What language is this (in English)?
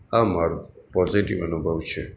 Gujarati